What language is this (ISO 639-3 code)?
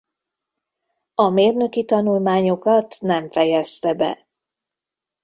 hun